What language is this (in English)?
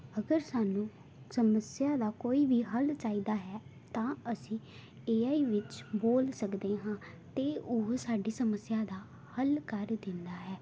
Punjabi